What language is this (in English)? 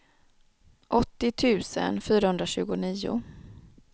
Swedish